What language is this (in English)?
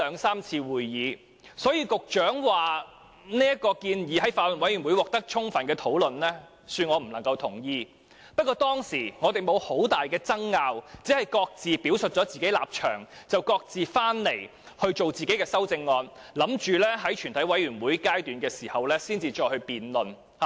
Cantonese